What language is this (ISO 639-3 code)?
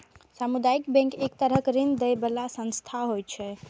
mai